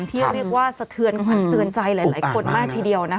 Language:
Thai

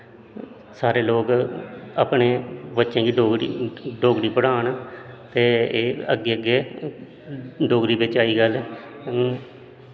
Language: Dogri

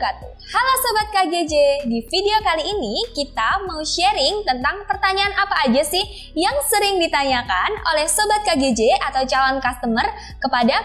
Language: Indonesian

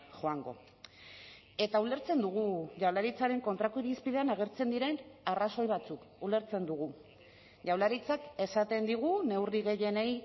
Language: Basque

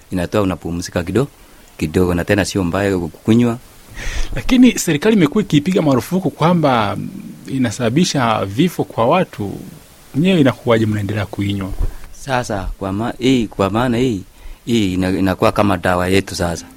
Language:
Swahili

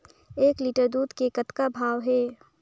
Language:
Chhattisgarhi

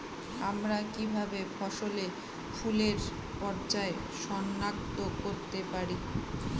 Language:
Bangla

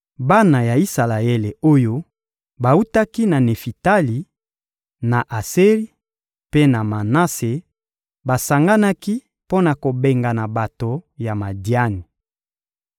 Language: Lingala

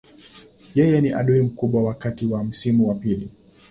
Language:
Swahili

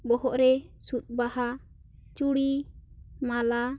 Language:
Santali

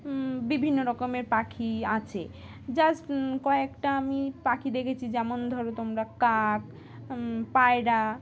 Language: Bangla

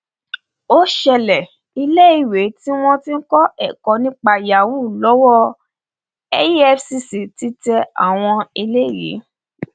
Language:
Yoruba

